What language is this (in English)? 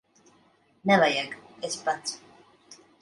Latvian